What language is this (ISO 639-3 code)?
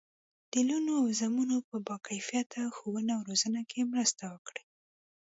pus